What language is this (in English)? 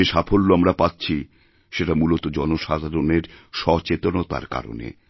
Bangla